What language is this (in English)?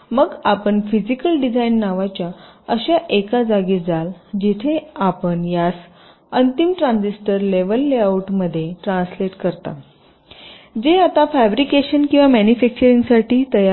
Marathi